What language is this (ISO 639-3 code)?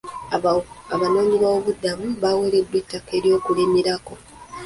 lug